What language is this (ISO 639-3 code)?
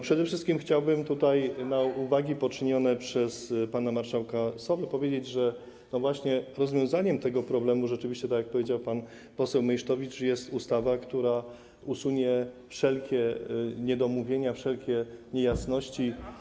pol